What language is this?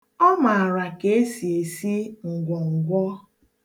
Igbo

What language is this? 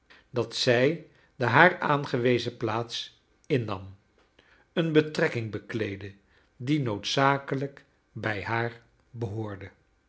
Dutch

